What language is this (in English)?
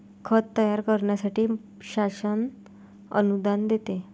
Marathi